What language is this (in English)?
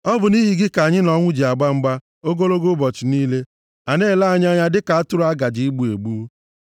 Igbo